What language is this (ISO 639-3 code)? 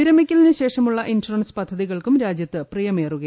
mal